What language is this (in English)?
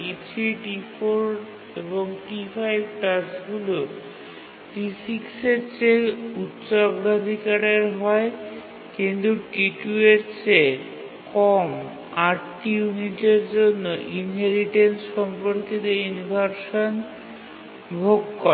Bangla